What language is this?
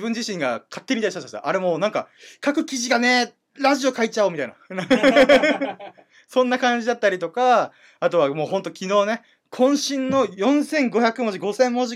Japanese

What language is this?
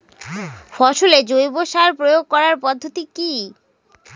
Bangla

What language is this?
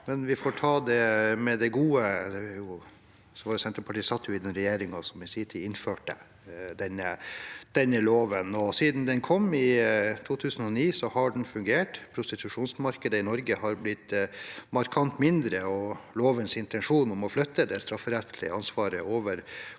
Norwegian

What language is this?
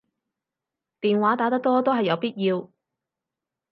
Cantonese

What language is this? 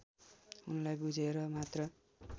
Nepali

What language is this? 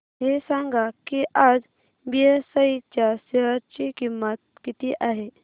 Marathi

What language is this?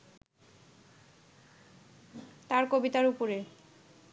Bangla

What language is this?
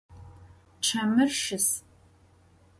Adyghe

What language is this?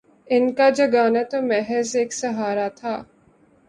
Urdu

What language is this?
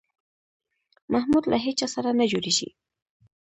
Pashto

